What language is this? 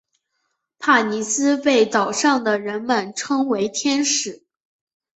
Chinese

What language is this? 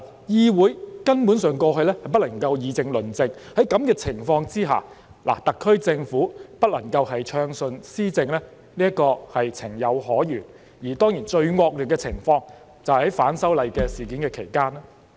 Cantonese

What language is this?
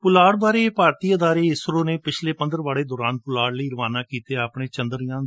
Punjabi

